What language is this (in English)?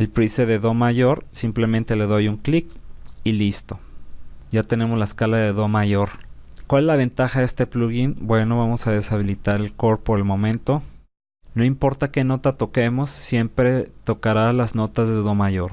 Spanish